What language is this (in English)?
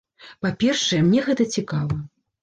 Belarusian